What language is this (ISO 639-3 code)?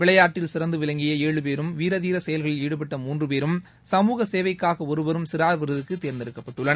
tam